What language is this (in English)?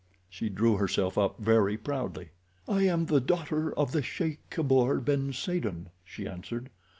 English